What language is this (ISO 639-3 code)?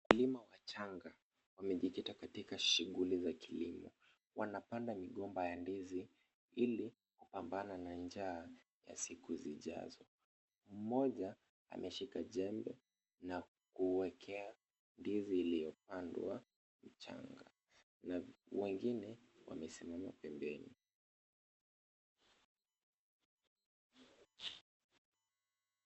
swa